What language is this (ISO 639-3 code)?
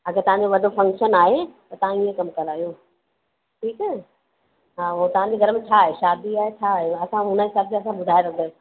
snd